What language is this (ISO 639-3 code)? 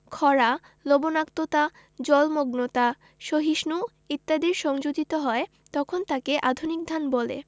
ben